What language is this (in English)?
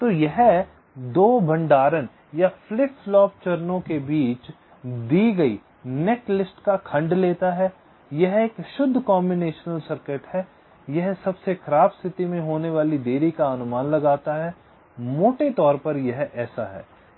Hindi